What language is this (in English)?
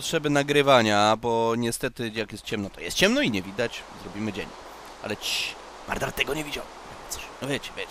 Polish